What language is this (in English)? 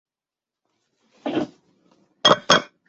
Chinese